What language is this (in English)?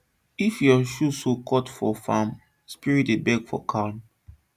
Nigerian Pidgin